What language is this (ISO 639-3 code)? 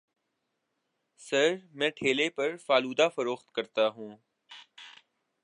urd